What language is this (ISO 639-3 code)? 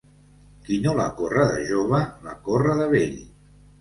cat